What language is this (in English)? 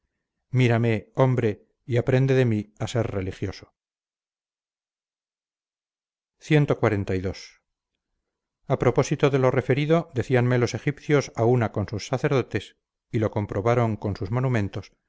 Spanish